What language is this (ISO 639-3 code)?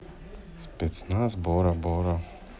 rus